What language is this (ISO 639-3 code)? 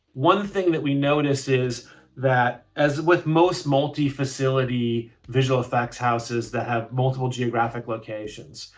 eng